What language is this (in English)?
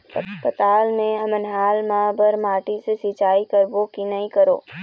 Chhattisgarhi